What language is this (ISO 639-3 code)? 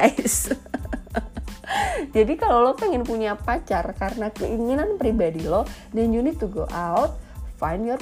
ind